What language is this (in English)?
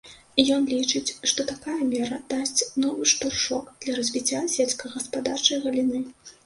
Belarusian